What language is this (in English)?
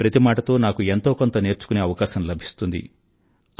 Telugu